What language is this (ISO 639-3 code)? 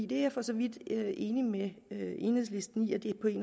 dan